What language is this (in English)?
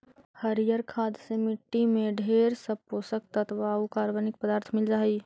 Magahi